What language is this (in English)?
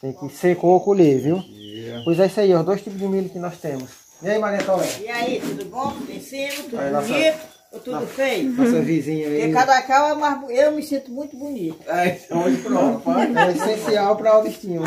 Portuguese